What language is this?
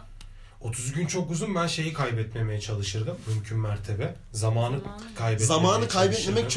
Turkish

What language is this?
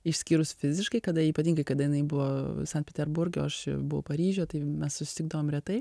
Lithuanian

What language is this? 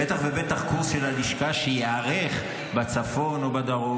Hebrew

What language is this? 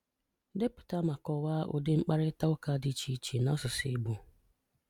Igbo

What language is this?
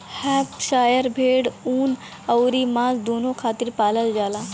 Bhojpuri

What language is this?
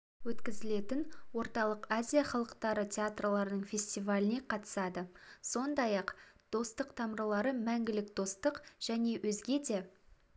Kazakh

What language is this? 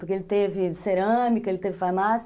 Portuguese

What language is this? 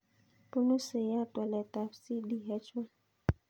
Kalenjin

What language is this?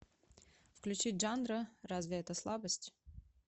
Russian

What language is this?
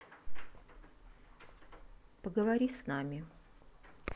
Russian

